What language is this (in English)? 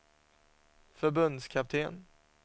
Swedish